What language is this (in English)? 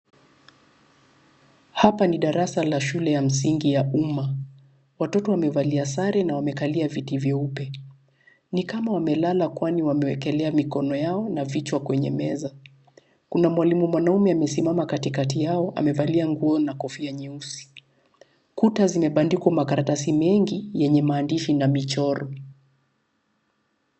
Swahili